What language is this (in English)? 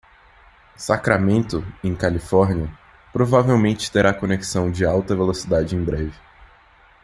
Portuguese